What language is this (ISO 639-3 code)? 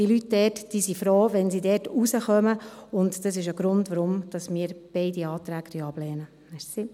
gsw